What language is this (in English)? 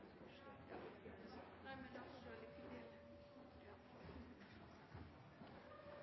Norwegian Nynorsk